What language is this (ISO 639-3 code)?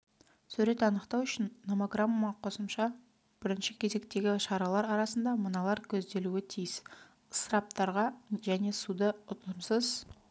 kaz